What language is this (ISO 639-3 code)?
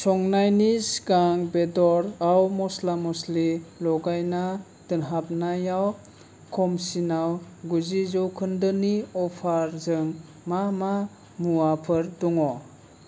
brx